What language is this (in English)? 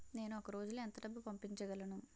Telugu